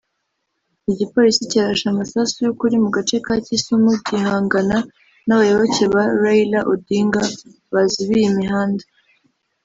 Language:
Kinyarwanda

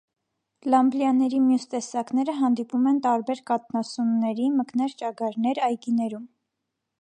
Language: Armenian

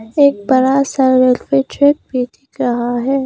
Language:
Hindi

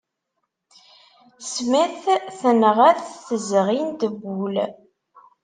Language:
Kabyle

